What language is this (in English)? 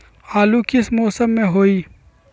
Magahi